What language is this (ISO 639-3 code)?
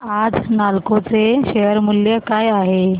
mar